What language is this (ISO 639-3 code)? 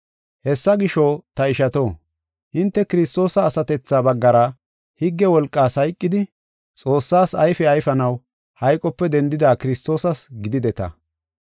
gof